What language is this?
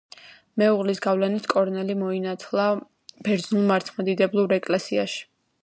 Georgian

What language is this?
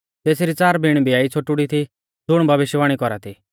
Mahasu Pahari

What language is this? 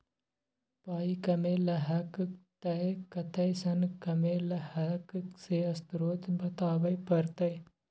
Maithili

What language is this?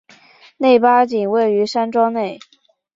Chinese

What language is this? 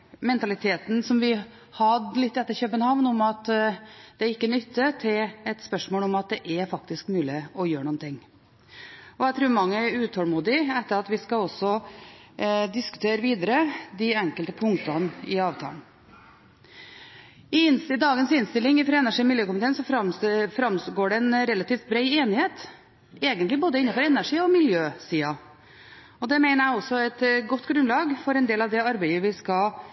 Norwegian Bokmål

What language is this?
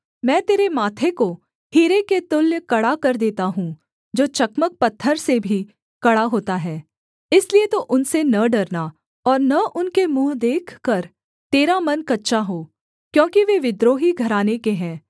Hindi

